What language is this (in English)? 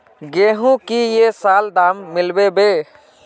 Magahi